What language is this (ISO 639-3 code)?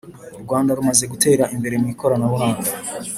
kin